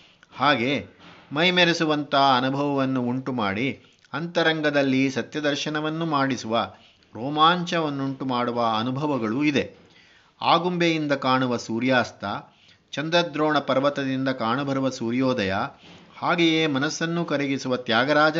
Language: Kannada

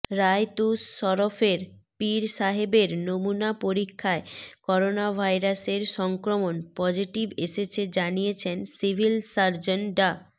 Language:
Bangla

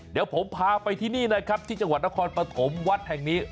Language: Thai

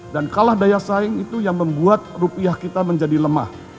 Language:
Indonesian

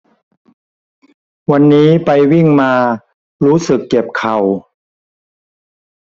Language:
Thai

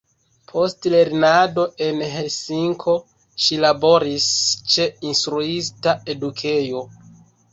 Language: Esperanto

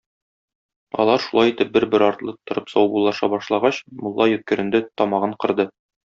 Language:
Tatar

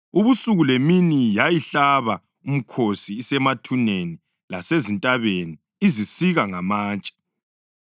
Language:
North Ndebele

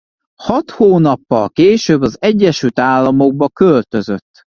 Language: Hungarian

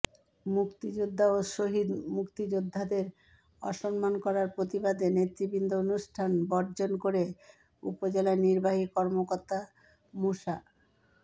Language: Bangla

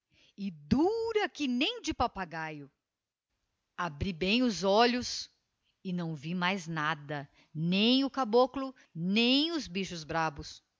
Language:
Portuguese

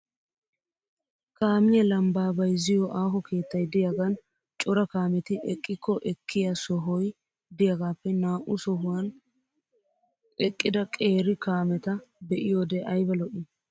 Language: Wolaytta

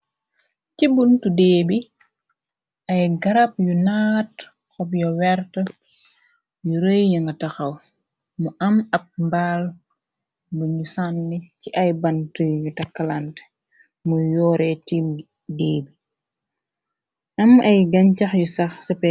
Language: Wolof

